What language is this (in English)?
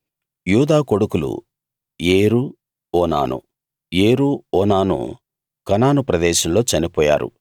Telugu